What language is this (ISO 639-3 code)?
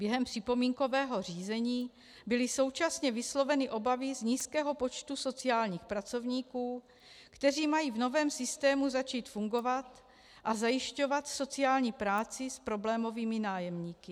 ces